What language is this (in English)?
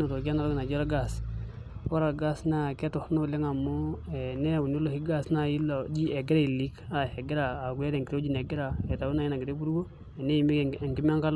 Masai